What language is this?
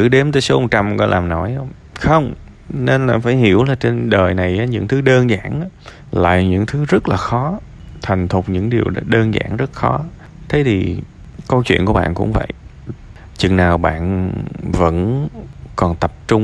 Vietnamese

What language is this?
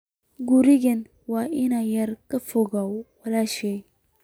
Somali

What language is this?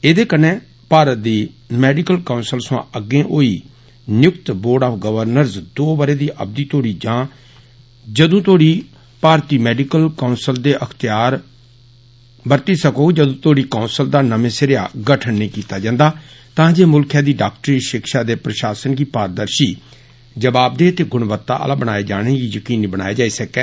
Dogri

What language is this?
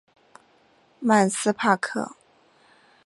Chinese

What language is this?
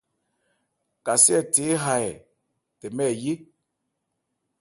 Ebrié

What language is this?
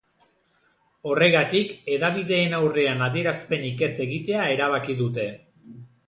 Basque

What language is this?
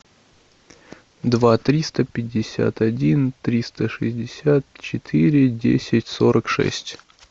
Russian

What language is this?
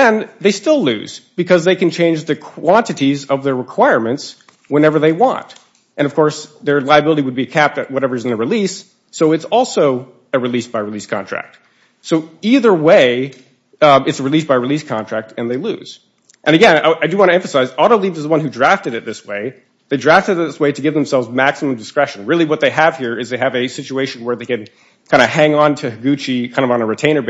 English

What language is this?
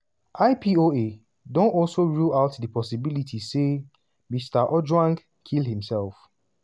Nigerian Pidgin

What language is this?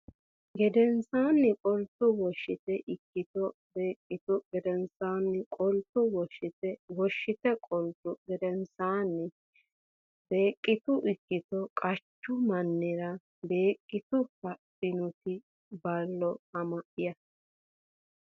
Sidamo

